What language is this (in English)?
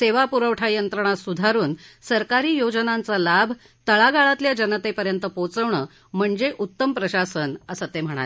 Marathi